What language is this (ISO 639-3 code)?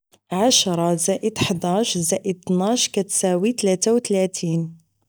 ary